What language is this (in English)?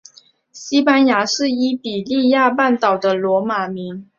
Chinese